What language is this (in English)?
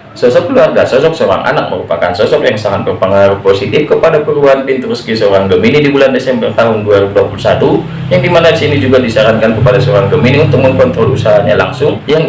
Indonesian